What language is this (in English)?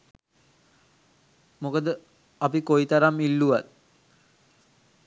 Sinhala